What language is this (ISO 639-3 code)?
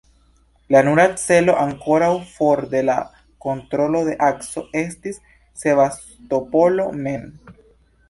epo